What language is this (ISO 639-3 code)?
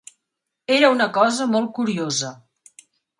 cat